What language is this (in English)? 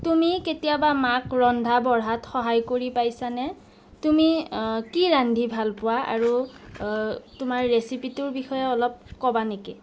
Assamese